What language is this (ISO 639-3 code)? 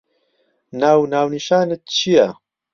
ckb